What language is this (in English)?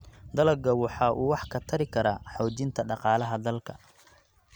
Somali